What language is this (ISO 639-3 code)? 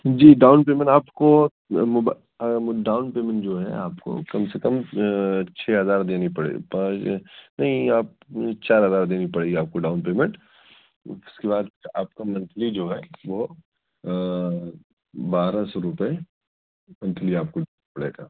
urd